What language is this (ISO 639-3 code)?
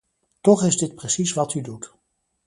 nld